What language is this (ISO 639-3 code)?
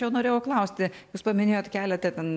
lit